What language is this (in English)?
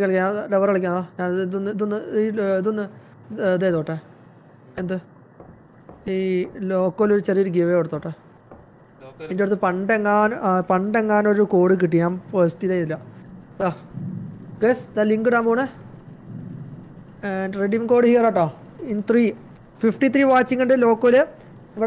Hindi